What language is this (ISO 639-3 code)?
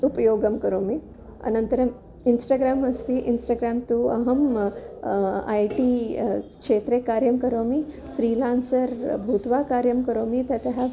san